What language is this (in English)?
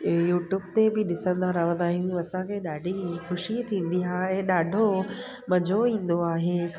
Sindhi